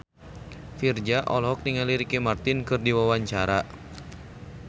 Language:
Sundanese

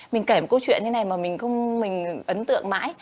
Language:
Vietnamese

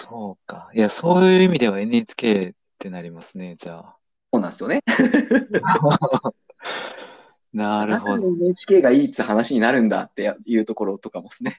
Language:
Japanese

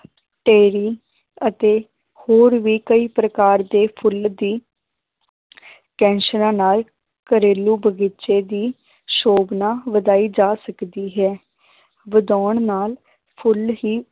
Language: Punjabi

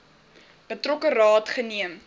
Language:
Afrikaans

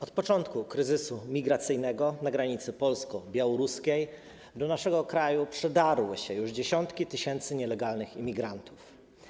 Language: Polish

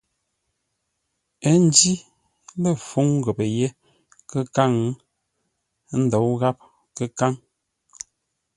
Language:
Ngombale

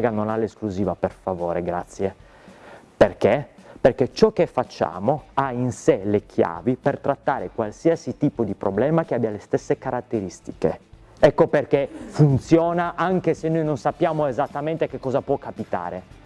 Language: Italian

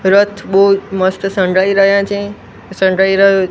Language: Gujarati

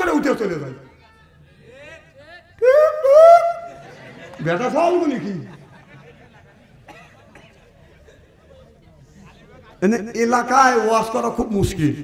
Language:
Bangla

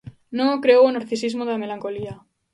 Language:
Galician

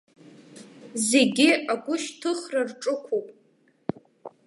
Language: Abkhazian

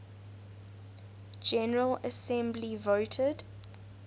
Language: English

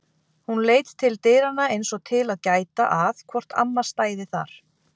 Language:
Icelandic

